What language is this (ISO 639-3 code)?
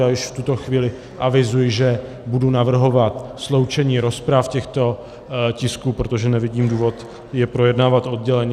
ces